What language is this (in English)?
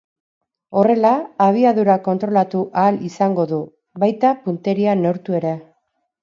Basque